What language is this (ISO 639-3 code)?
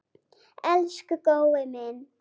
isl